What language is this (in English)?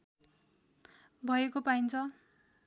Nepali